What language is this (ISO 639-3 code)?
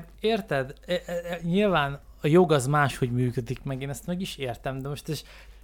hun